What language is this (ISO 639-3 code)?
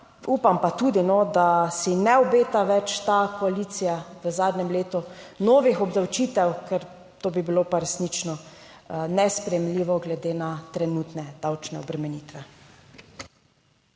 slv